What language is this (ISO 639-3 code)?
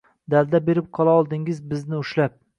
uzb